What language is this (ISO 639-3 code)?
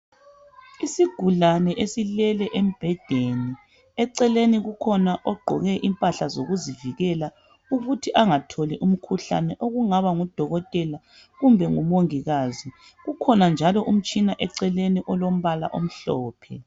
nde